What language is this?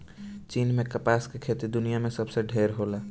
Bhojpuri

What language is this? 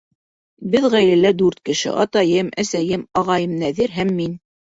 Bashkir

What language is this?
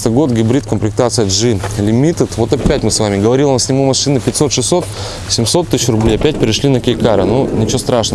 Russian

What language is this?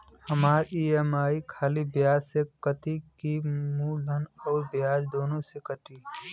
Bhojpuri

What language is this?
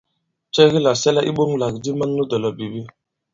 Bankon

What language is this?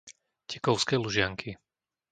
Slovak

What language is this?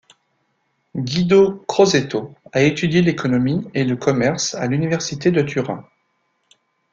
French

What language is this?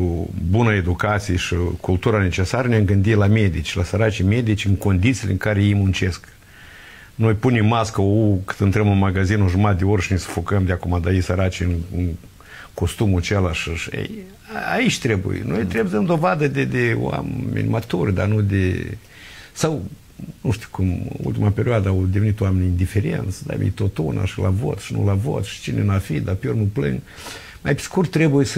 Romanian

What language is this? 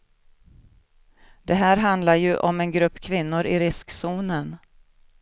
Swedish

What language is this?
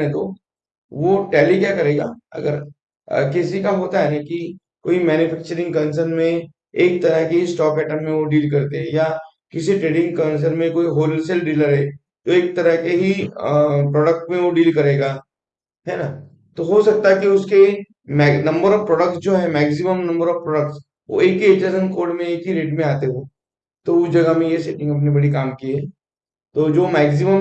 Hindi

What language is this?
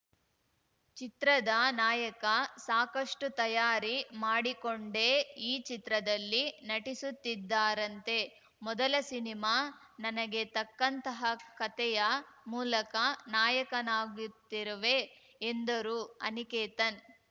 Kannada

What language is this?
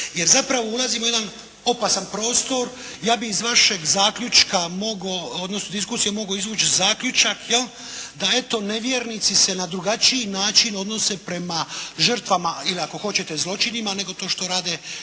Croatian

